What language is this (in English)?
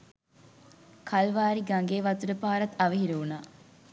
Sinhala